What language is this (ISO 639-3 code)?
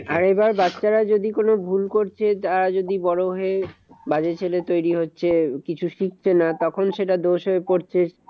ben